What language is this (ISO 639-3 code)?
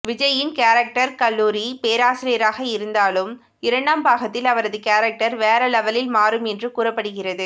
tam